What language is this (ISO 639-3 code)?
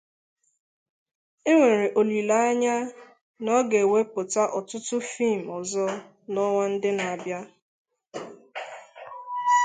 ibo